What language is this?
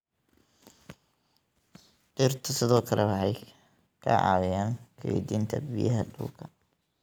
Somali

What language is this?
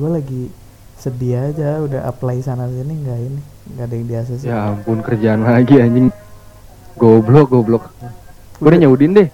Indonesian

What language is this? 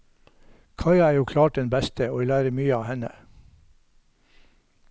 Norwegian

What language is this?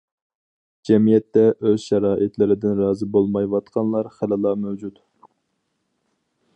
Uyghur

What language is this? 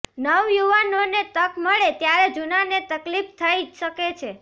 Gujarati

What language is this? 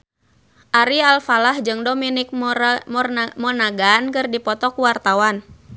Sundanese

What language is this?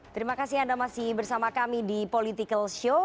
Indonesian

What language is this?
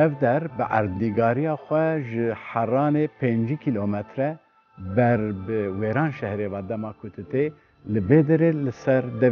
Turkish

